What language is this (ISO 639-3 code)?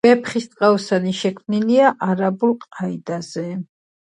kat